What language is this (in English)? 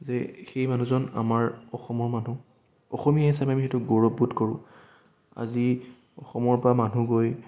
Assamese